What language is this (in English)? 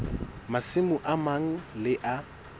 Southern Sotho